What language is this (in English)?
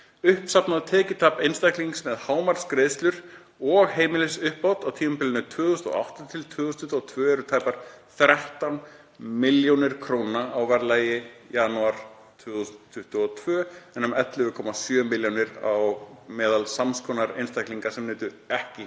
Icelandic